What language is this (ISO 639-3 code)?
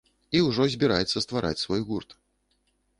bel